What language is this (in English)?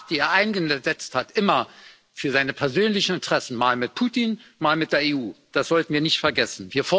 German